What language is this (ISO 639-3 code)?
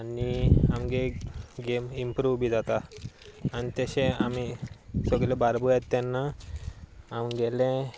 kok